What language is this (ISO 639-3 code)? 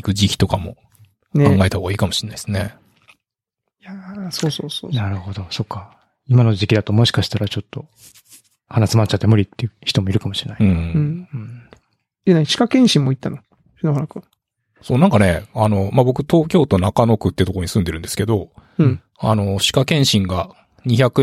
jpn